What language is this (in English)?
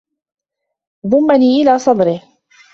Arabic